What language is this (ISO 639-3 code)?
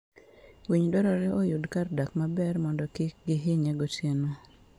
luo